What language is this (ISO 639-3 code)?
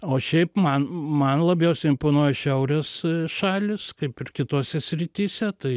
lit